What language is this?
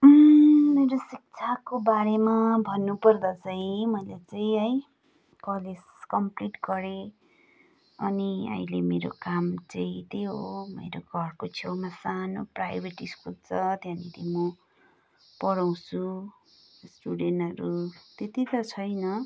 Nepali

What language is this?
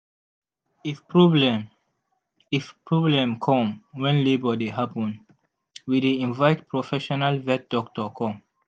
Nigerian Pidgin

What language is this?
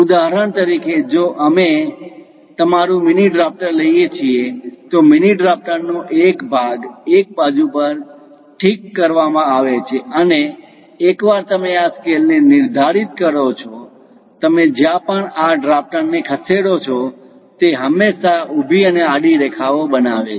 Gujarati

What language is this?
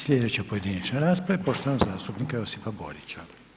Croatian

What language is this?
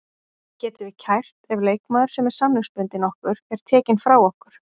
Icelandic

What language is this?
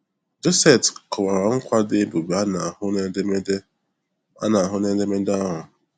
Igbo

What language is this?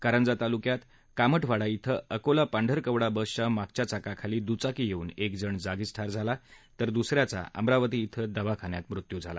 Marathi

